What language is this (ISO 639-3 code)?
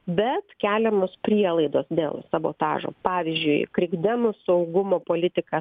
lit